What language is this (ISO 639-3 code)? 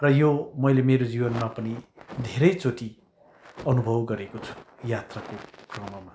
nep